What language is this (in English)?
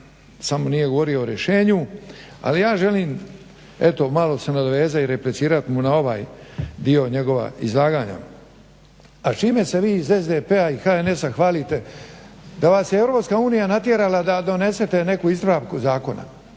Croatian